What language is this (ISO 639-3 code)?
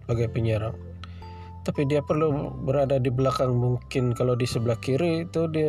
msa